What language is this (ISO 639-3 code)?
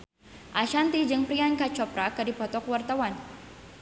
sun